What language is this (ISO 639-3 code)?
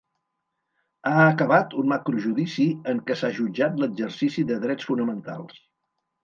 cat